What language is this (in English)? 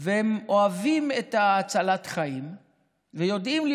Hebrew